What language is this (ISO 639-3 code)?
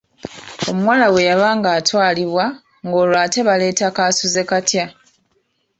lug